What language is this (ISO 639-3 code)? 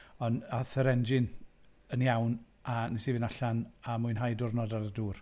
cym